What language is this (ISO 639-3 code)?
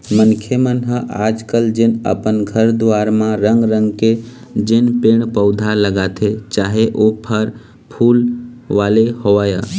hne